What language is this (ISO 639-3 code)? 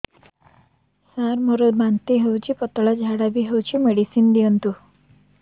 ori